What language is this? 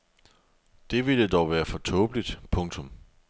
Danish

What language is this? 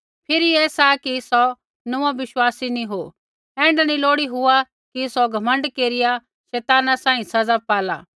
Kullu Pahari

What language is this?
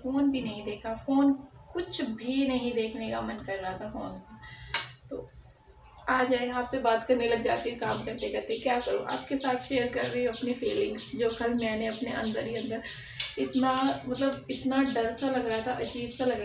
Hindi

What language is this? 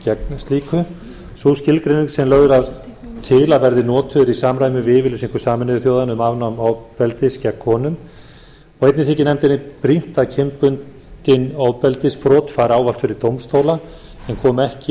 Icelandic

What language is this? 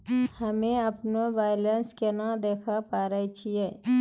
Maithili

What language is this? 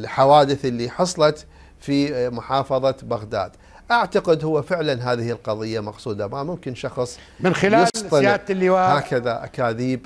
Arabic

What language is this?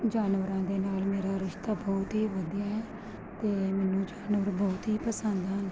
Punjabi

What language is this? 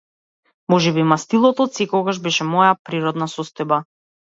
Macedonian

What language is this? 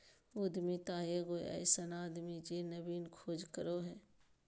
Magahi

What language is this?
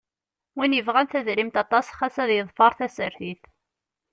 Kabyle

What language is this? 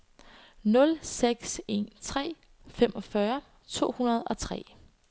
Danish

